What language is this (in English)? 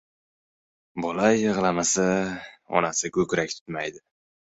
Uzbek